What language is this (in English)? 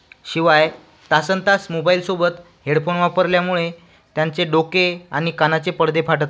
Marathi